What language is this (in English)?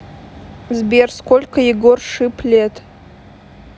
Russian